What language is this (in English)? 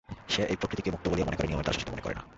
Bangla